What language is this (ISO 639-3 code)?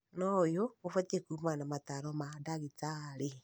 kik